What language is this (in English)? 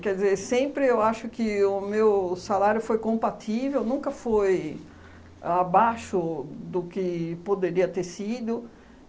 Portuguese